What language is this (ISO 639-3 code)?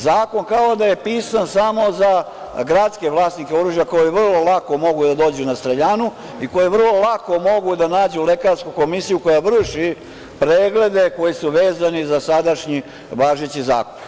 srp